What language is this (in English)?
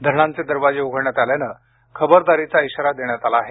Marathi